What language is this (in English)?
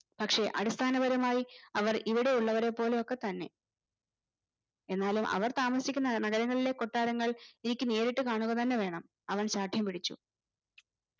Malayalam